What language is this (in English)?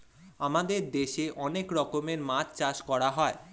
Bangla